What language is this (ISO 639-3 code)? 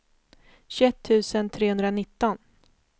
swe